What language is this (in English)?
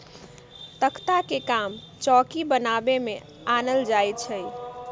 Magahi